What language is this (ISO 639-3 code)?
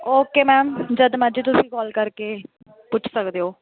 pan